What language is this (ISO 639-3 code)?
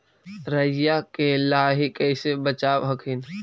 mag